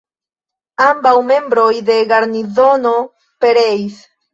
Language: Esperanto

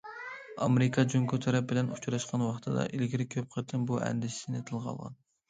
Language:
Uyghur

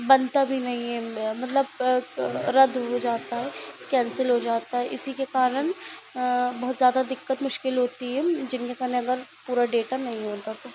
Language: Hindi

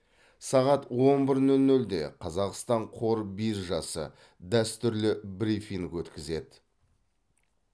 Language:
Kazakh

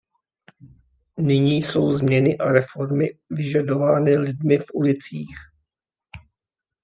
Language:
Czech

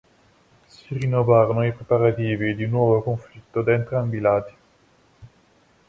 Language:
Italian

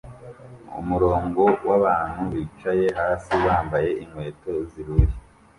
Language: Kinyarwanda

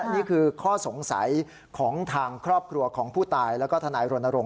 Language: Thai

